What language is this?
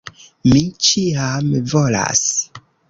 Esperanto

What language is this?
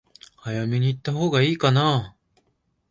Japanese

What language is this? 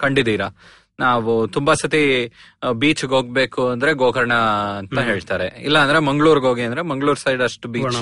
Kannada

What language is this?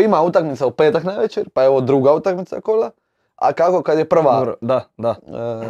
Croatian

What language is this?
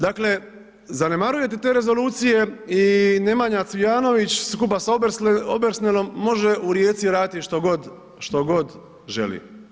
Croatian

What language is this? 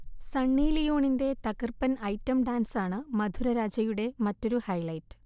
Malayalam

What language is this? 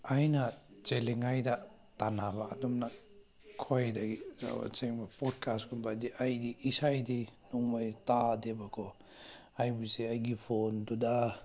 Manipuri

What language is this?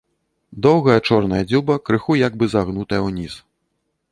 Belarusian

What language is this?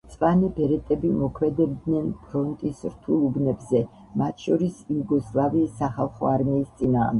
Georgian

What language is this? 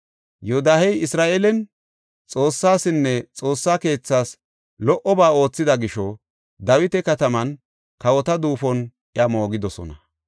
Gofa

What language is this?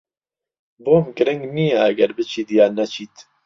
Central Kurdish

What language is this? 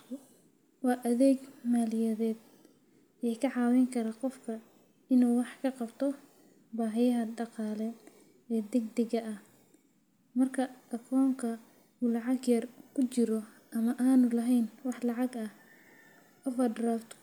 Somali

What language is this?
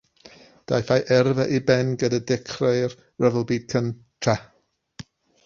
Welsh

